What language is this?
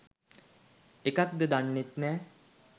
Sinhala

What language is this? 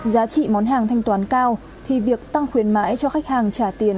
Vietnamese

